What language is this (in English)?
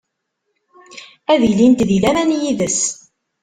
Kabyle